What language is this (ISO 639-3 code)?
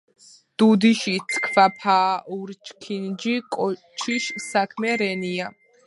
kat